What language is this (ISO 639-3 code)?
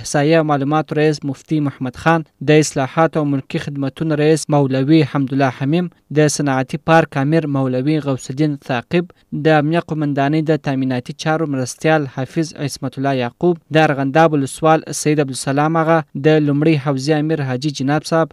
fas